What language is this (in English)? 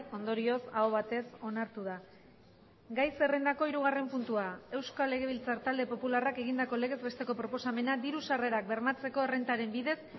Basque